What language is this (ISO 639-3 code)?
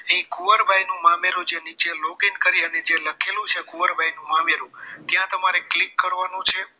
guj